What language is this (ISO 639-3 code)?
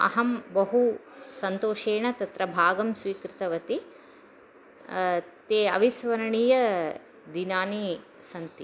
san